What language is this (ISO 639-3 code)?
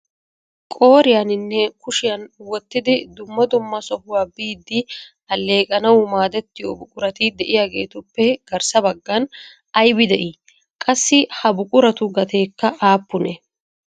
wal